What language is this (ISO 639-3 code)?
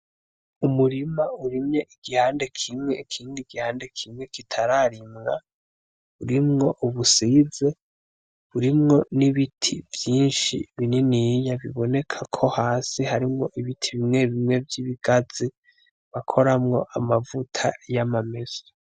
run